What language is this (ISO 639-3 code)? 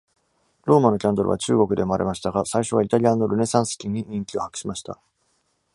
jpn